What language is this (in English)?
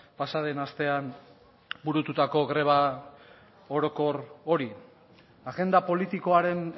Basque